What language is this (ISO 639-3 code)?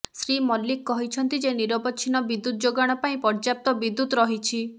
ori